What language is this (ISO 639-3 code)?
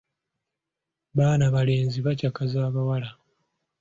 lug